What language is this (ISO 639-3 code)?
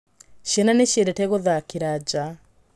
kik